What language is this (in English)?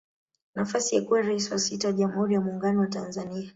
Swahili